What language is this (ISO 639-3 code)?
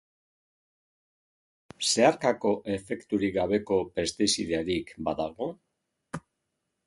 eus